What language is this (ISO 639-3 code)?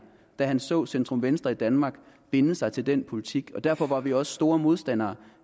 dan